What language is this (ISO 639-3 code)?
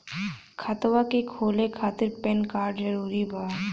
bho